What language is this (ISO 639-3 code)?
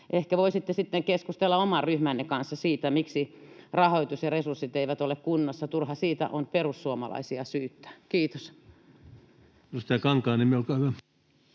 fin